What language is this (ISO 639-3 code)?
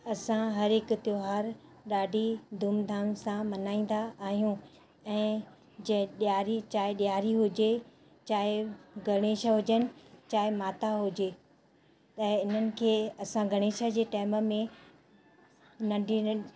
snd